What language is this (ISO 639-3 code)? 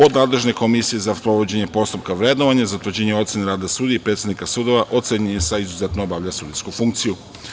srp